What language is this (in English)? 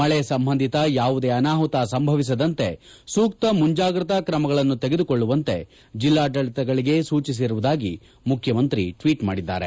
Kannada